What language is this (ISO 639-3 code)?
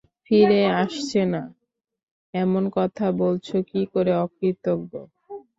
ben